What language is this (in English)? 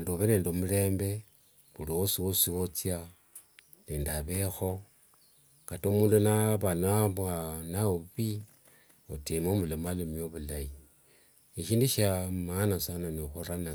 Wanga